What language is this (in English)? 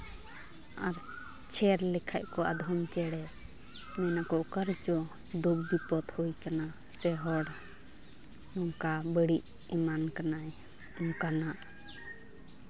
Santali